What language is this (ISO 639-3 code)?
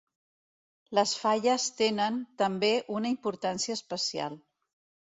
cat